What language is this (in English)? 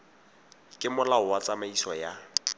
Tswana